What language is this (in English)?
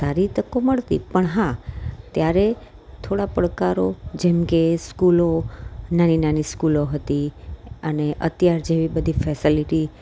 Gujarati